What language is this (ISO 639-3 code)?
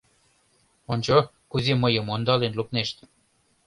chm